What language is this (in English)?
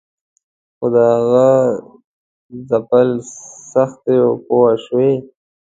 Pashto